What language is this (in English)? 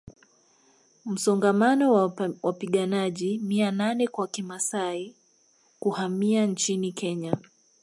Swahili